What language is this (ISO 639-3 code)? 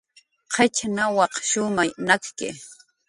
jqr